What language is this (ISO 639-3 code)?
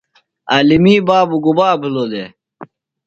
phl